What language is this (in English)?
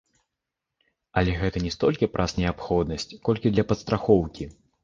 Belarusian